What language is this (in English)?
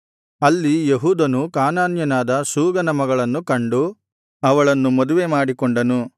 Kannada